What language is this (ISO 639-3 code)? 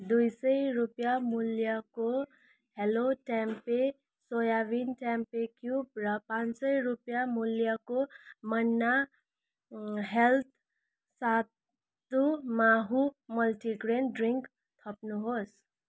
nep